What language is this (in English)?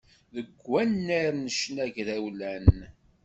Kabyle